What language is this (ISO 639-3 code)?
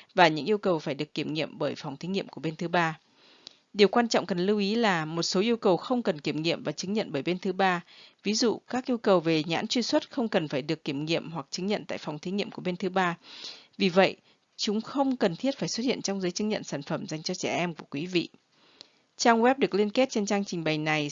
vie